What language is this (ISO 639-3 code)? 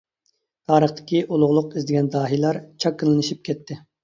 uig